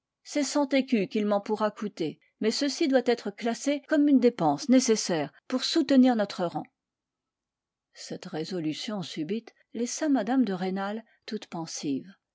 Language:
French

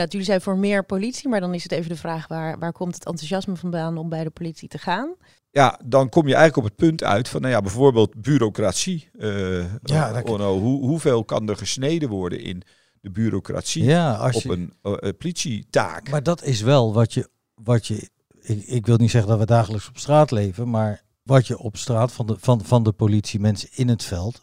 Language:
Dutch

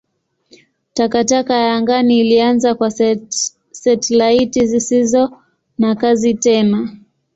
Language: Swahili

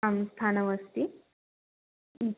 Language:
Sanskrit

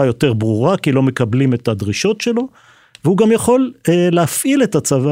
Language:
Hebrew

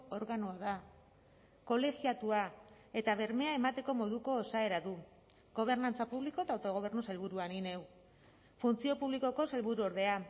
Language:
Basque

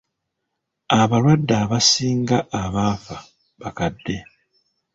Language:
Ganda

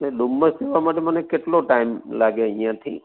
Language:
Gujarati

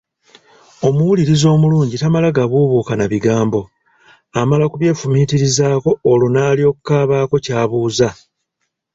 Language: Ganda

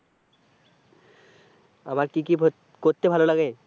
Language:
Bangla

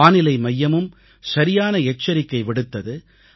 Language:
Tamil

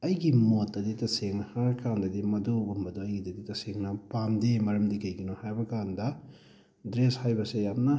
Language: Manipuri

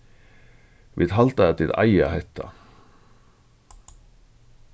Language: Faroese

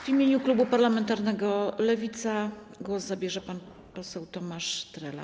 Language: Polish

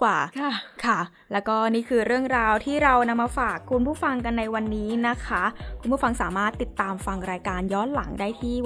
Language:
Thai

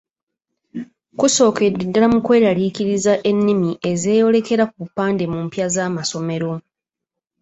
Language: Ganda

